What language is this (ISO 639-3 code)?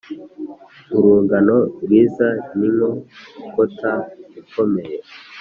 kin